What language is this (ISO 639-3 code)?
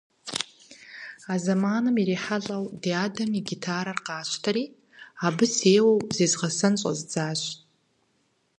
kbd